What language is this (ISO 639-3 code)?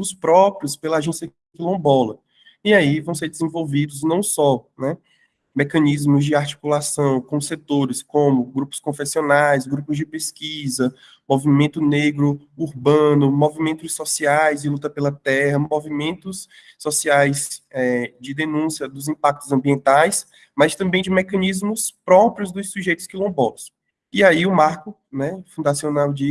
por